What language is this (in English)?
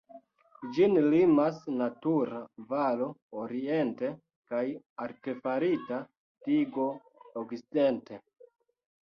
Esperanto